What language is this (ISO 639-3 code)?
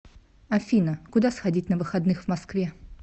rus